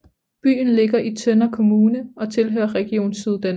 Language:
Danish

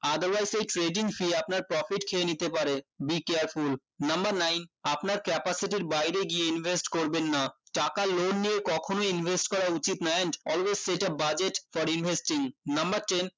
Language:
Bangla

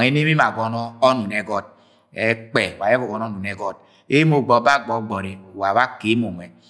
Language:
Agwagwune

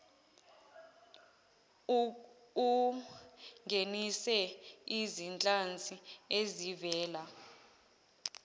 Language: Zulu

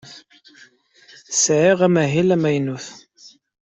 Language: Kabyle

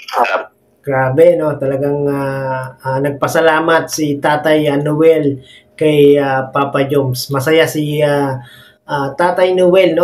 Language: Filipino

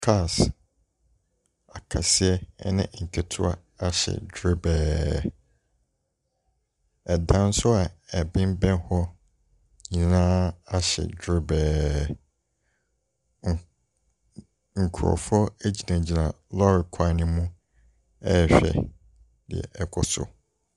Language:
Akan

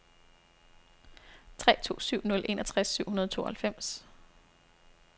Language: Danish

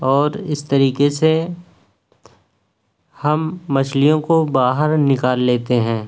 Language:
Urdu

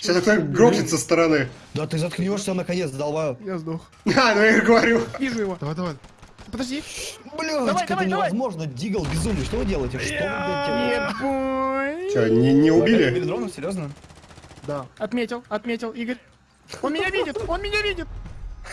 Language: Russian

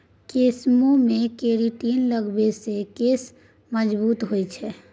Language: Maithili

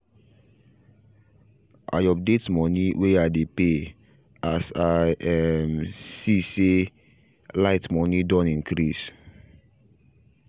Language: Nigerian Pidgin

